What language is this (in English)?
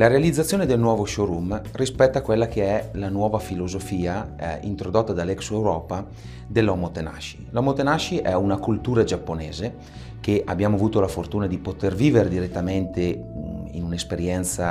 Italian